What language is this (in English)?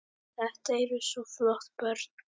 Icelandic